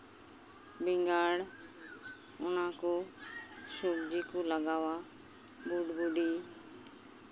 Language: Santali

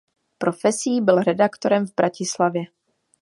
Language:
Czech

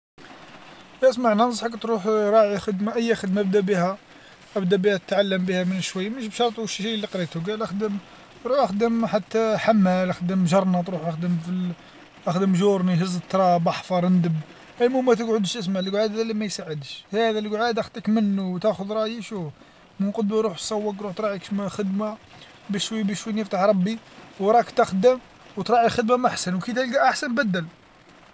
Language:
Algerian Arabic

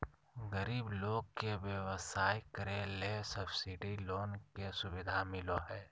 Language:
Magahi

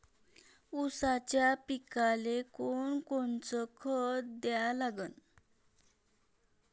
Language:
Marathi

